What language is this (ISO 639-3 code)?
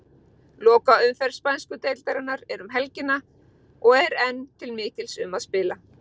isl